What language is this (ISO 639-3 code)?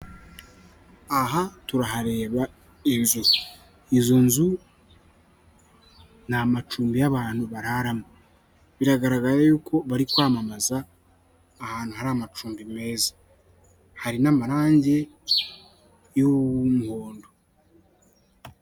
kin